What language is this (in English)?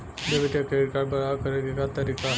Bhojpuri